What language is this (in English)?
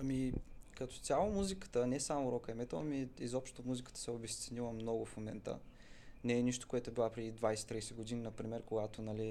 Bulgarian